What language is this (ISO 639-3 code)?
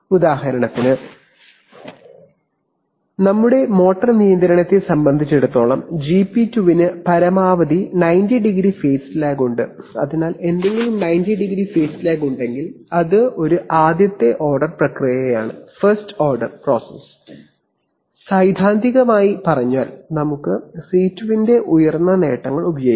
mal